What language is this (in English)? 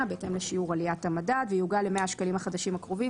Hebrew